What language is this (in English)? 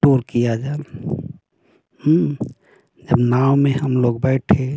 Hindi